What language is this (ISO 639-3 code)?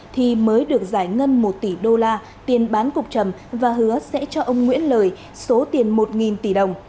vie